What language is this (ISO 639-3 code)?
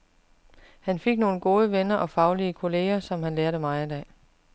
dan